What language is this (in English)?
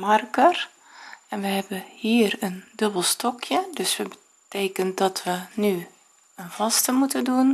Dutch